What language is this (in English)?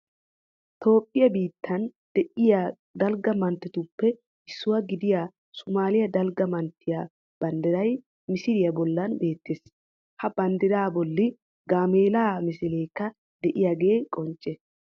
Wolaytta